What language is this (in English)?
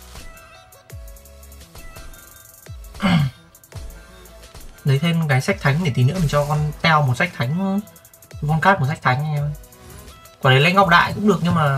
Vietnamese